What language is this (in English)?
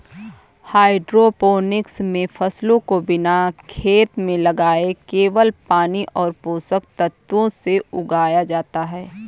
Hindi